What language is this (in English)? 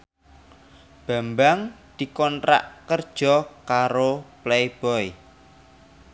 Javanese